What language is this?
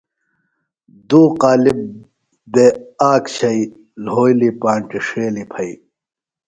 Phalura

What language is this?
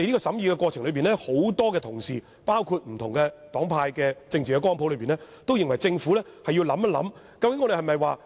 Cantonese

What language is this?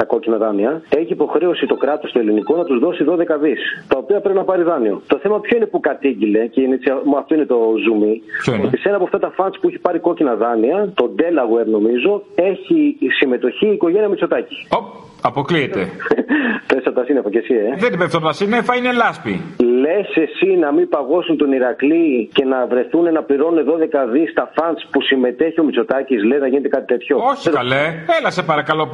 Greek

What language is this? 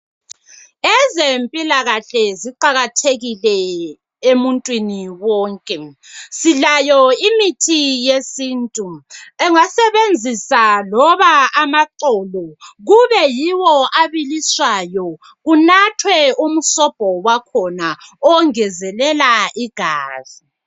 North Ndebele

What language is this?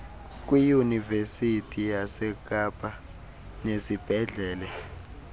Xhosa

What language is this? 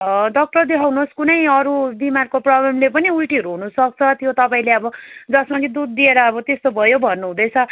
Nepali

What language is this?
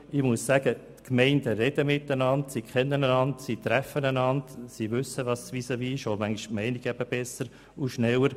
Swiss German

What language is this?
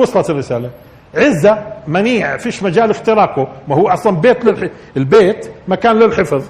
Arabic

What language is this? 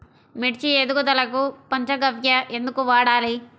Telugu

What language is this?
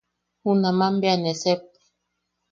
Yaqui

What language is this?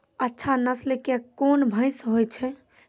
Maithili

